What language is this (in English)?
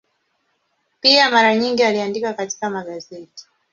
Swahili